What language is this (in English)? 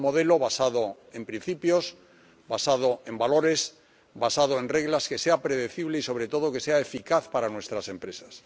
Spanish